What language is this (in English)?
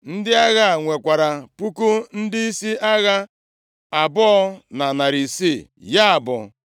Igbo